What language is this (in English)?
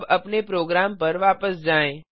Hindi